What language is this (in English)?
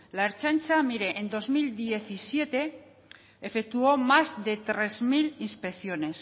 Spanish